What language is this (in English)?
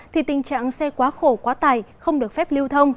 Vietnamese